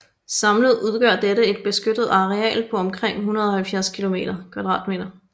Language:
Danish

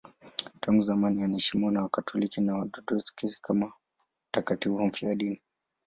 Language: Swahili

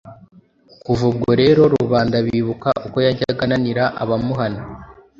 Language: Kinyarwanda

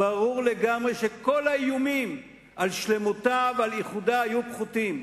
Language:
Hebrew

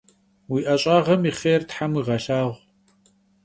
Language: Kabardian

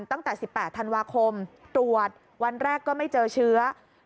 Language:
Thai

